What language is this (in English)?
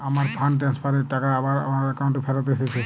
Bangla